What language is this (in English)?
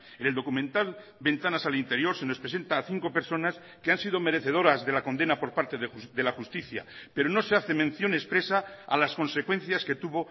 Spanish